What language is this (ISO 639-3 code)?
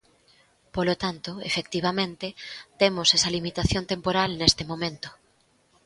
glg